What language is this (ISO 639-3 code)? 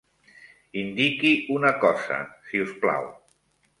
cat